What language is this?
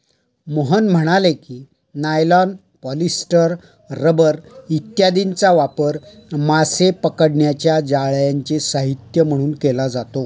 Marathi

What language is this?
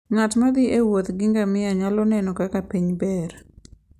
Luo (Kenya and Tanzania)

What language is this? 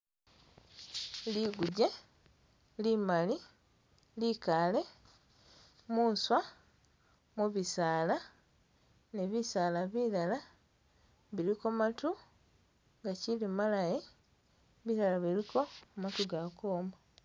Masaaba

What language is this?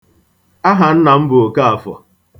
Igbo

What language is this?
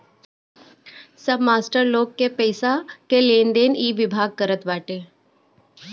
Bhojpuri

